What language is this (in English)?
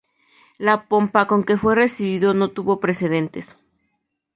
Spanish